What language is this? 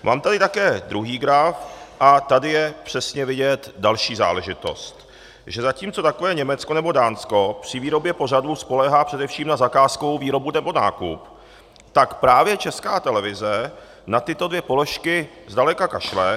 Czech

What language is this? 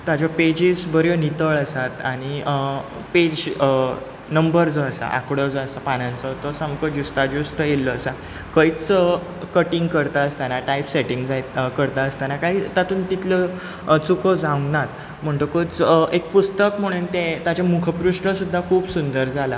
Konkani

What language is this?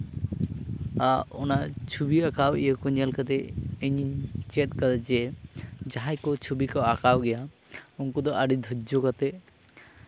Santali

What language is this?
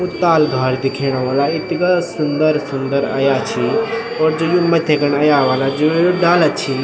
Garhwali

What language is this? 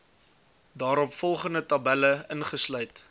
Afrikaans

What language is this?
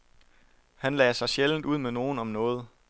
Danish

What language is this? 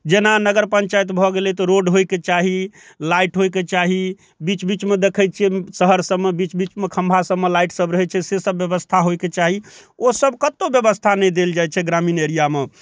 Maithili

